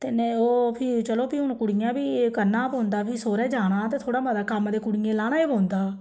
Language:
Dogri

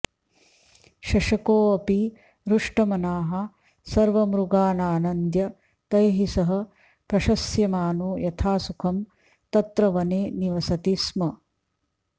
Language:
Sanskrit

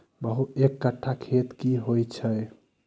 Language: Maithili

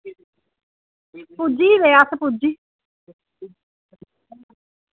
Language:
Dogri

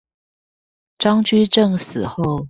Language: Chinese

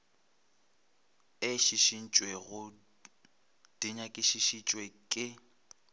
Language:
Northern Sotho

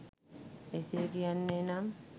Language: Sinhala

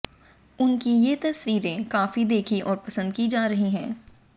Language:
Hindi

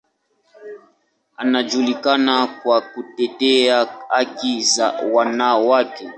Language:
Swahili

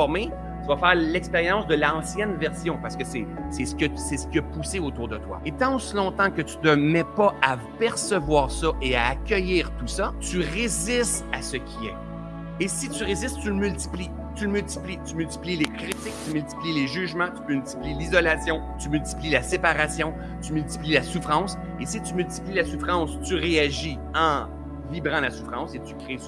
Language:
French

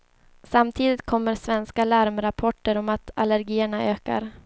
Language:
Swedish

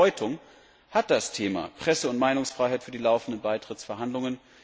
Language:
German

